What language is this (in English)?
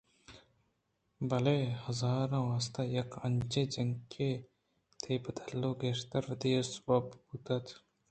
Eastern Balochi